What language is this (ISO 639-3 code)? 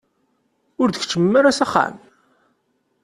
kab